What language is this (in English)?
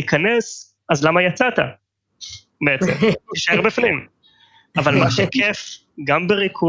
Hebrew